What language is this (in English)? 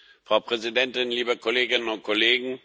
German